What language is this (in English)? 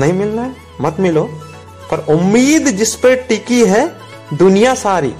Hindi